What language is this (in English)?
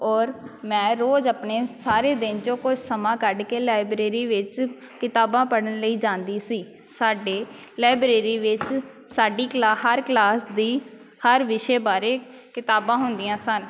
Punjabi